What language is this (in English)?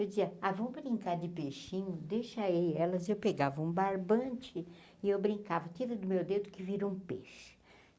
Portuguese